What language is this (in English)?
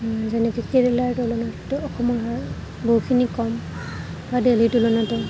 Assamese